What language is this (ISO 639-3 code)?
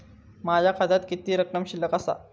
mar